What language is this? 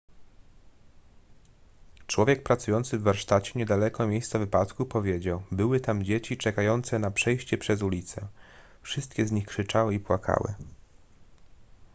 Polish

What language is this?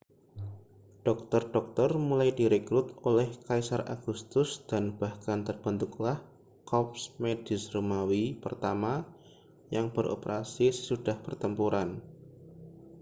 Indonesian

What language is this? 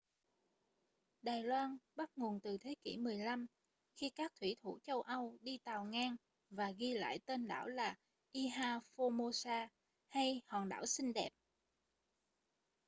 Vietnamese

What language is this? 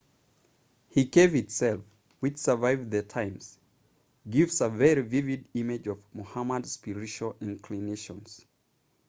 English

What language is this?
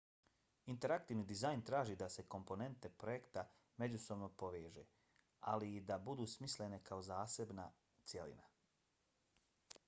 Bosnian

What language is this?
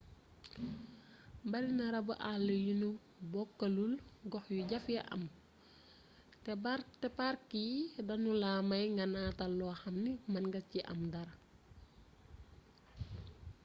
Wolof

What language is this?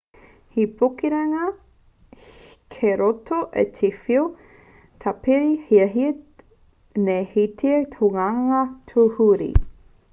Māori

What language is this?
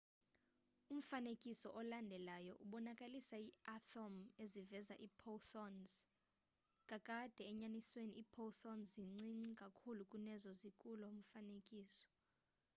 Xhosa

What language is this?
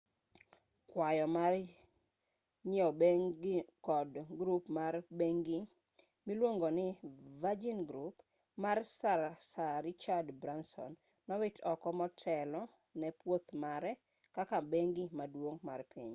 Luo (Kenya and Tanzania)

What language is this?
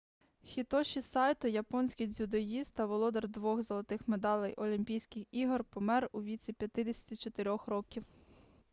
Ukrainian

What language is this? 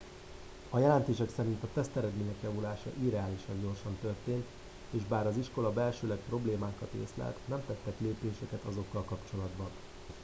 Hungarian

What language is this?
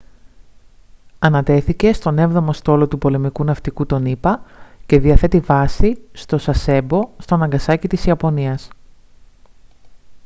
Greek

